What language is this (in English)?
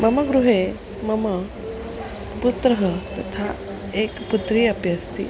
Sanskrit